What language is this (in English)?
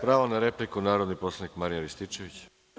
Serbian